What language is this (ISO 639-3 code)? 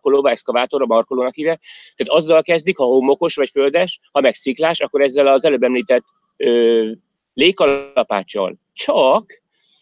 hun